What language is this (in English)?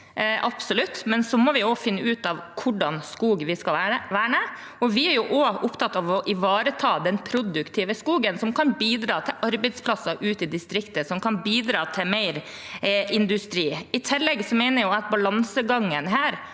Norwegian